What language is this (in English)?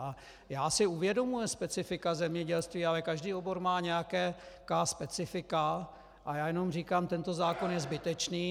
Czech